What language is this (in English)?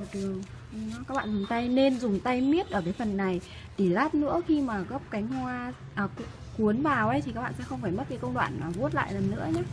Vietnamese